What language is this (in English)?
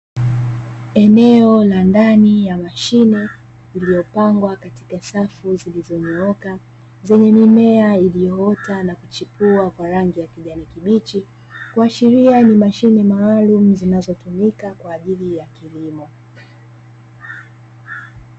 Swahili